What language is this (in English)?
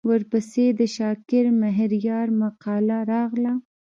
Pashto